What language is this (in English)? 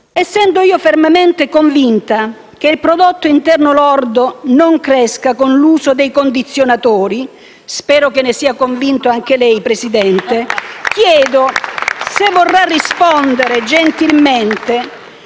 Italian